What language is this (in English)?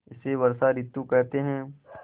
Hindi